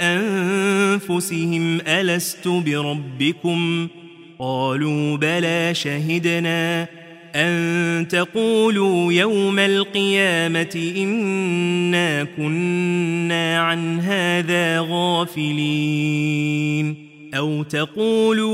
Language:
Arabic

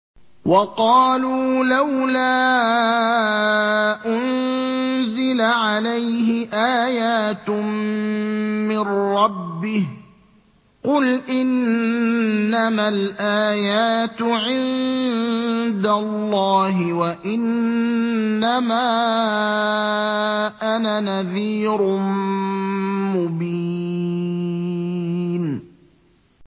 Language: Arabic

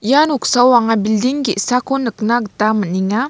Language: Garo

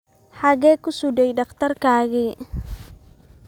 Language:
Somali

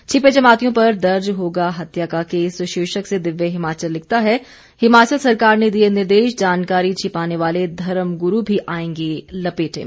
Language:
Hindi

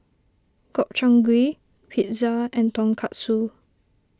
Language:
English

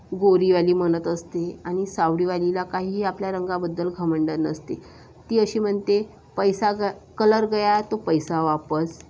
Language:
Marathi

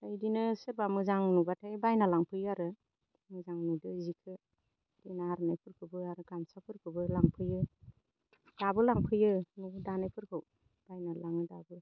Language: Bodo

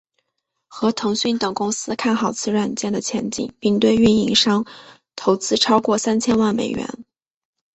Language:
Chinese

